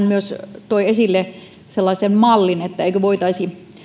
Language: Finnish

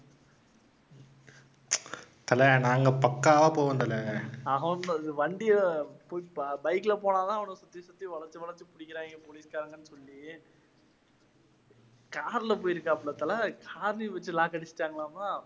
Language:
Tamil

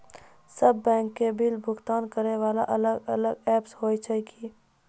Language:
Maithili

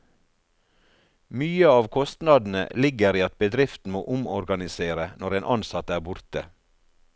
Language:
Norwegian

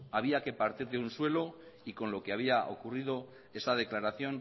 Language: Spanish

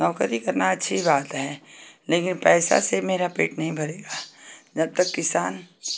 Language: Hindi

